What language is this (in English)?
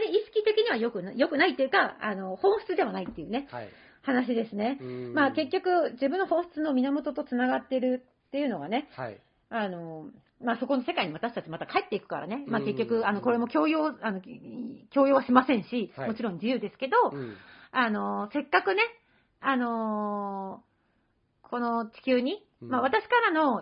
Japanese